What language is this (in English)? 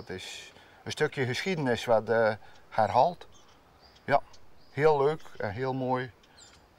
Dutch